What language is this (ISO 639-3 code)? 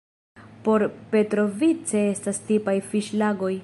epo